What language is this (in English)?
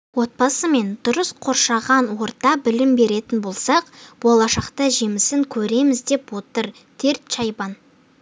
Kazakh